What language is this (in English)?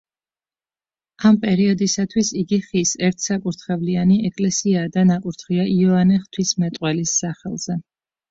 Georgian